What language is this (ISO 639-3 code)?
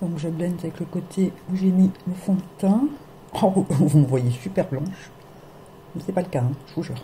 fra